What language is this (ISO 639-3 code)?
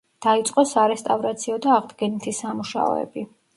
kat